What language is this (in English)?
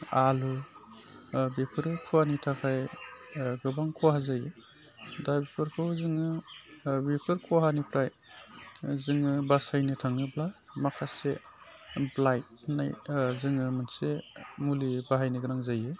Bodo